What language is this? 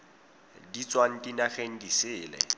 Tswana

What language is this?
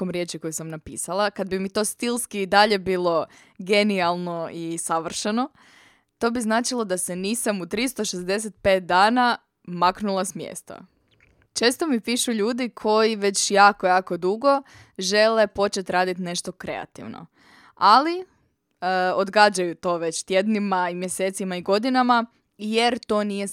Croatian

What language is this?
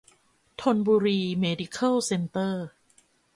Thai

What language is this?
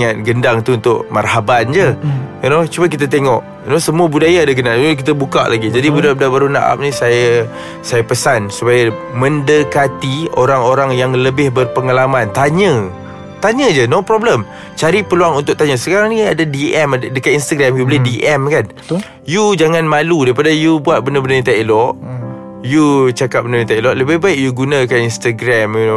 Malay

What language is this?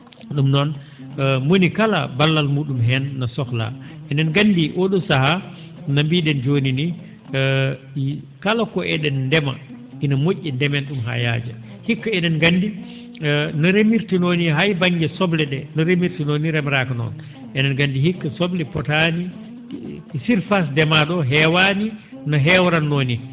Fula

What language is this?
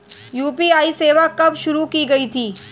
Hindi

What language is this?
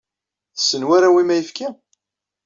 Kabyle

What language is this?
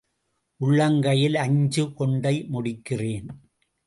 Tamil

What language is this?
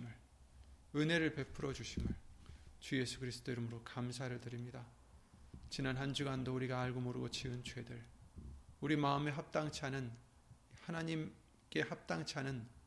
Korean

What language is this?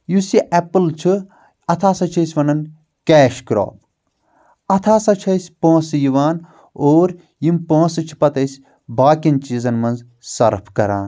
Kashmiri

